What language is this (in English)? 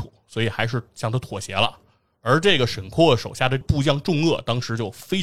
Chinese